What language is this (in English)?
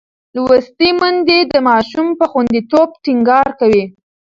Pashto